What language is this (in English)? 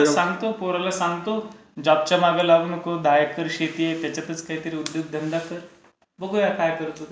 Marathi